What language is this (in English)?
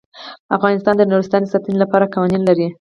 Pashto